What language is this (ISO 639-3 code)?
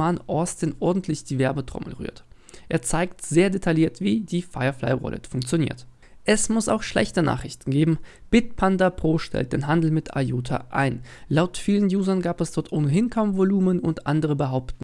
deu